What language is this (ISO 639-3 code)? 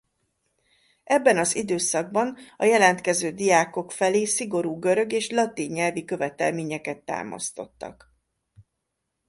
hun